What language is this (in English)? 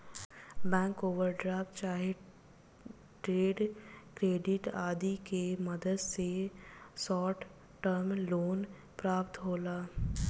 Bhojpuri